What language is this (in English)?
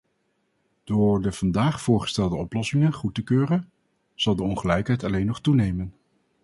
Dutch